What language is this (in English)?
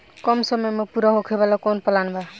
Bhojpuri